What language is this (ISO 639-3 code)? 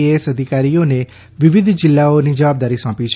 guj